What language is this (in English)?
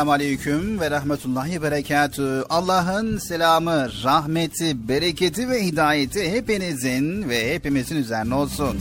Turkish